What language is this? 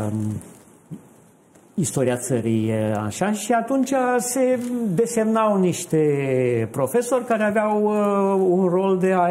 Romanian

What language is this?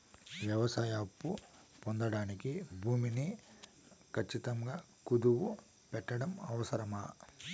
Telugu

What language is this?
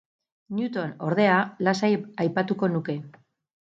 Basque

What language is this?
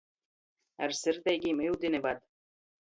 Latgalian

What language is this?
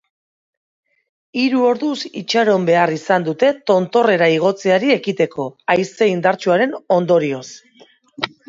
Basque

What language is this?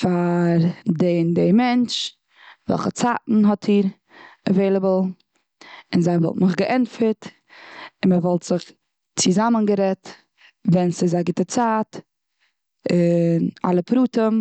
Yiddish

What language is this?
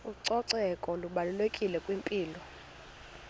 Xhosa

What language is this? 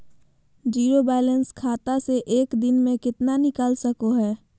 Magahi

